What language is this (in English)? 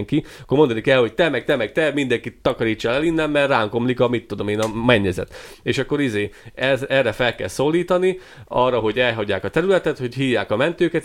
Hungarian